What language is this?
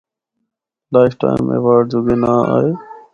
Northern Hindko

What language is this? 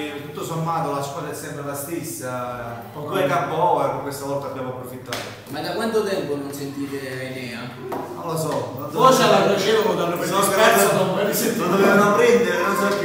Italian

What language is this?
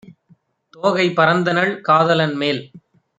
Tamil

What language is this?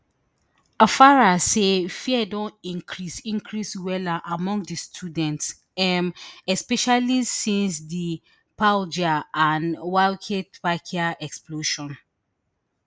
Nigerian Pidgin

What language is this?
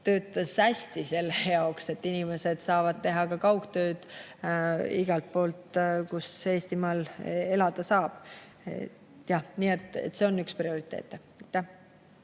Estonian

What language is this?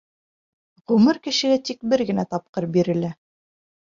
Bashkir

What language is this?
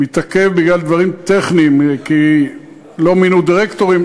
Hebrew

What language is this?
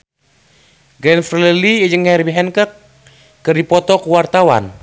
Sundanese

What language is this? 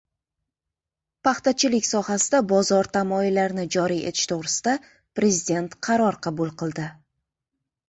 Uzbek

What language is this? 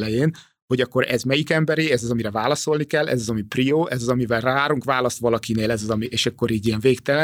Hungarian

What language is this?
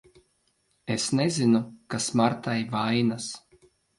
Latvian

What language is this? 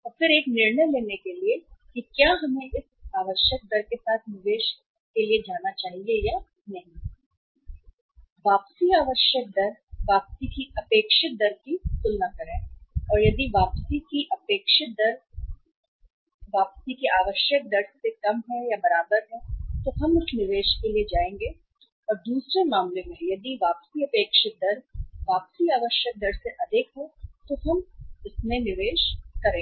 Hindi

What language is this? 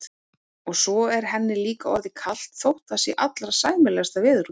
Icelandic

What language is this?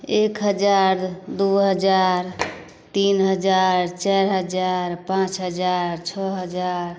Maithili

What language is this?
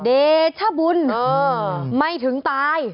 Thai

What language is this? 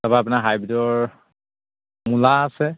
Assamese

